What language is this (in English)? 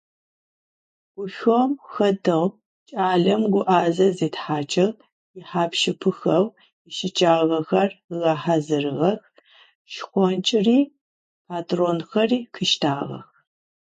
Adyghe